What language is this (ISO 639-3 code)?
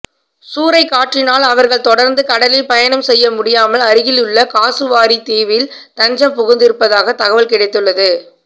tam